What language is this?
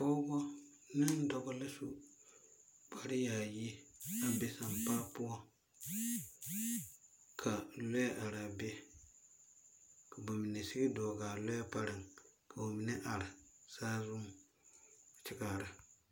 Southern Dagaare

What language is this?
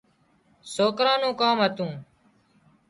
Wadiyara Koli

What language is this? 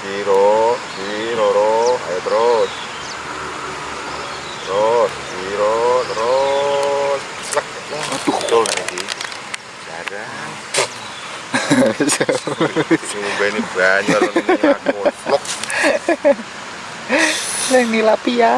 Indonesian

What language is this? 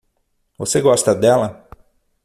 Portuguese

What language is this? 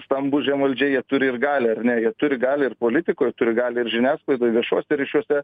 Lithuanian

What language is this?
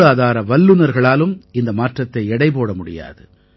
Tamil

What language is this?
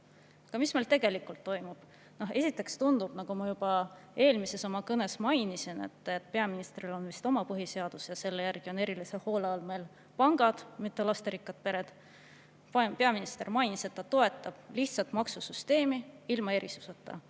Estonian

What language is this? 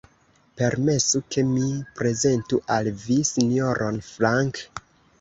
Esperanto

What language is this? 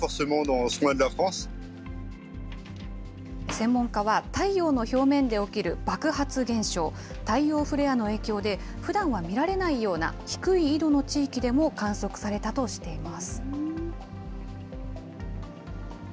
Japanese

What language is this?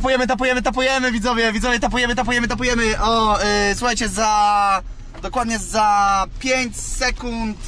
Polish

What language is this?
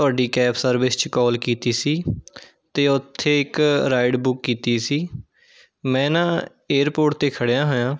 Punjabi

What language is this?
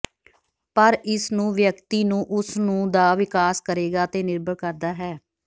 Punjabi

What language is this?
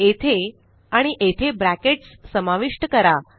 Marathi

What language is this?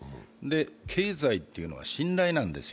Japanese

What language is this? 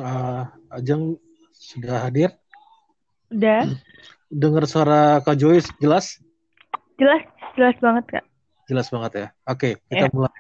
Indonesian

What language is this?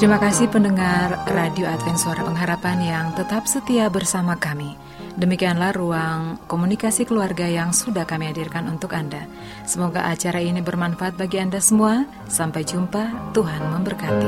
Indonesian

